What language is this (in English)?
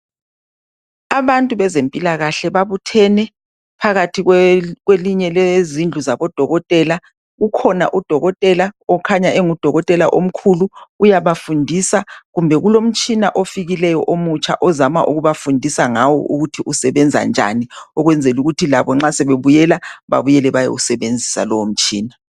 North Ndebele